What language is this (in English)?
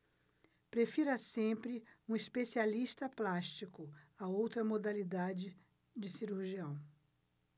Portuguese